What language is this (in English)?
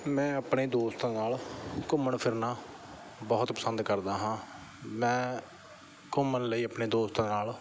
Punjabi